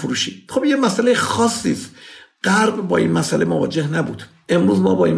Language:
Persian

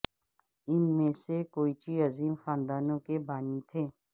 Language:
Urdu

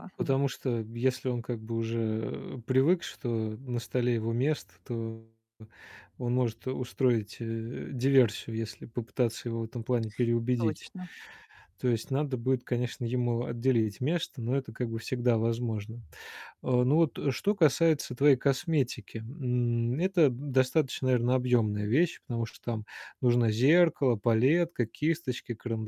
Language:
Russian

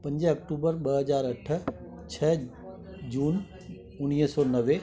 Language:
Sindhi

